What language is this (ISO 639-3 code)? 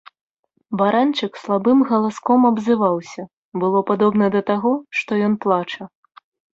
bel